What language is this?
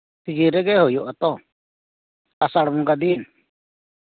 Santali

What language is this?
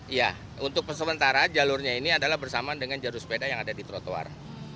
Indonesian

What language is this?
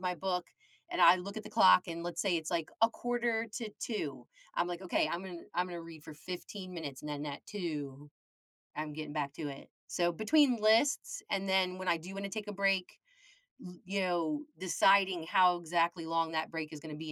English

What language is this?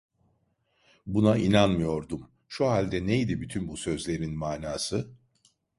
Turkish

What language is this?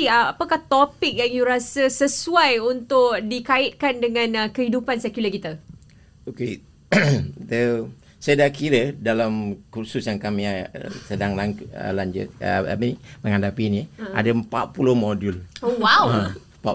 Malay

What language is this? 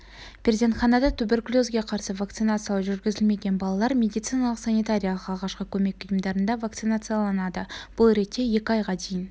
Kazakh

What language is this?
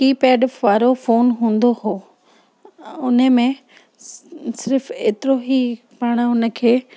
Sindhi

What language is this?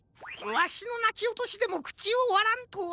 Japanese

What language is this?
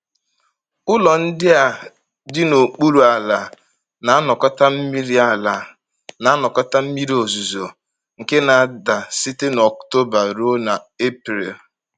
Igbo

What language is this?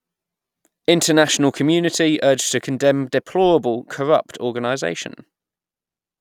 English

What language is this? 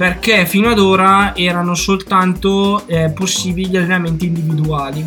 Italian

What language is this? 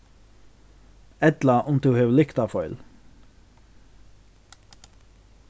Faroese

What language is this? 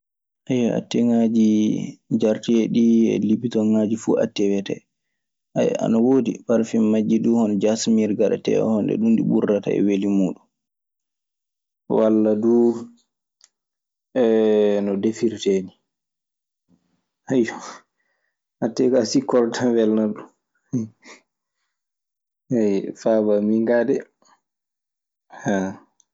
Maasina Fulfulde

